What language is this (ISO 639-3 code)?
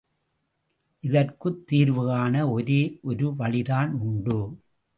tam